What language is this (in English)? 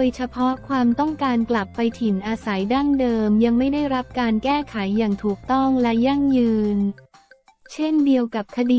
Thai